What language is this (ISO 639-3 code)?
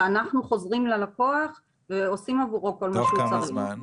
heb